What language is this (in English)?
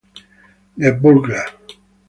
Italian